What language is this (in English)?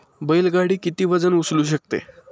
Marathi